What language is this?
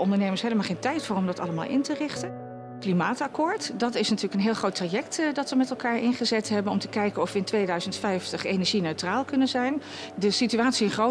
Dutch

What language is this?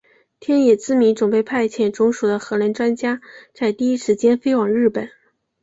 Chinese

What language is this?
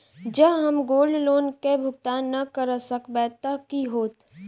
Maithili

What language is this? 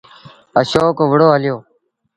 Sindhi Bhil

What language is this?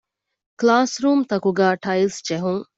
Divehi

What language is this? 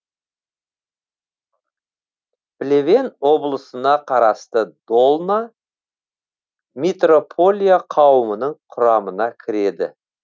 Kazakh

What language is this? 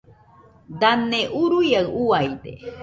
Nüpode Huitoto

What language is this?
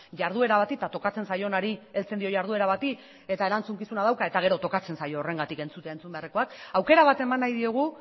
Basque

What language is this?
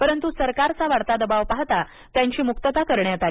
Marathi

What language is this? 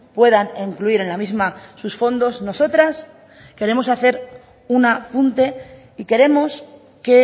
Spanish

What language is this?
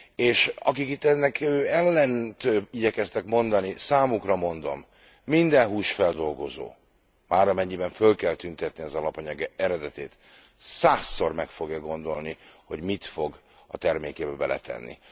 Hungarian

